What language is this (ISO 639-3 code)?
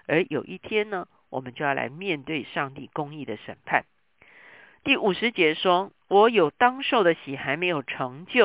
zho